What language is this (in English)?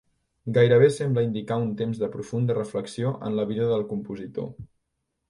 Catalan